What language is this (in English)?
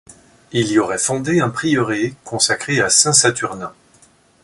French